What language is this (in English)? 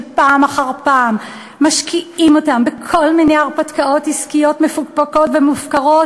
Hebrew